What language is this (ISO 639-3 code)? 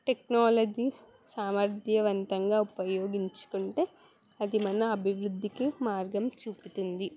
tel